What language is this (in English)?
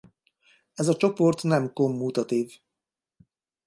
Hungarian